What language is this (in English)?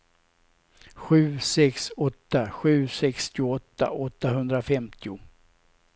Swedish